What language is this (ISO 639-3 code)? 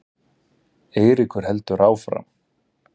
isl